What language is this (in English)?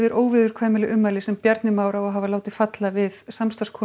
Icelandic